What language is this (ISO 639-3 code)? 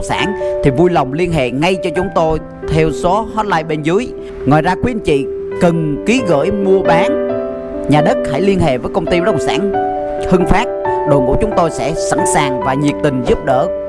vie